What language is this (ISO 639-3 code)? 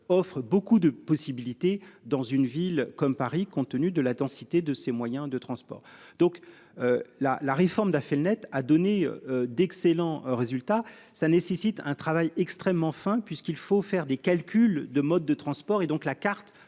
fra